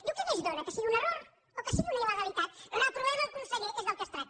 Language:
Catalan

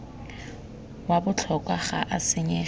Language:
Tswana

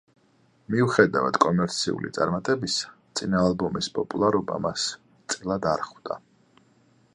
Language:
Georgian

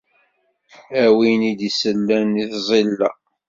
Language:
Kabyle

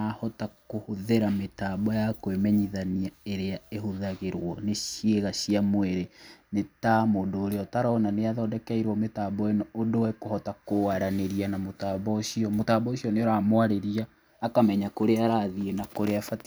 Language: Kikuyu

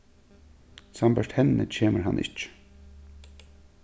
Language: Faroese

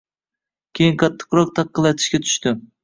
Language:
Uzbek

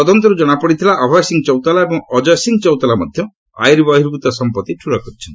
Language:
Odia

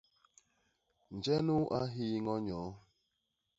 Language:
Basaa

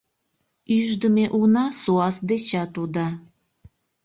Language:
Mari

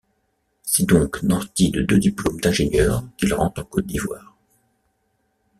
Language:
French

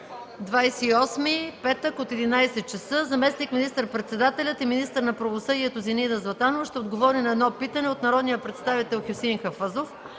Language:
Bulgarian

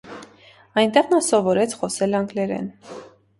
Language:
Armenian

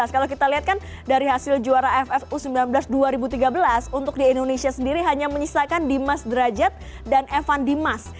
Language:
Indonesian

